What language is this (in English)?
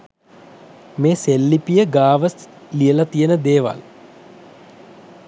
Sinhala